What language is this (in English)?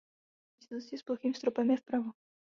Czech